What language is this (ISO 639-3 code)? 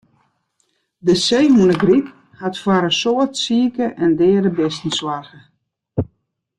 fry